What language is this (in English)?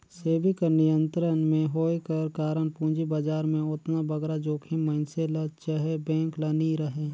Chhattisgarhi